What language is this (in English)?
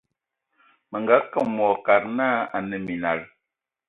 Ewondo